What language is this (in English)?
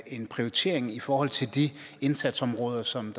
Danish